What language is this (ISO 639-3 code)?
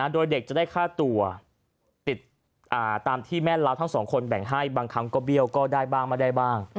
tha